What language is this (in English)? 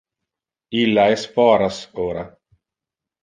Interlingua